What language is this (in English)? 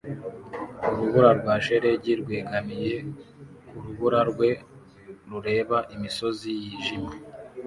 Kinyarwanda